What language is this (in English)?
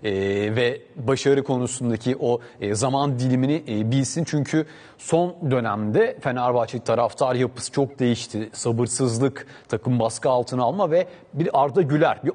Turkish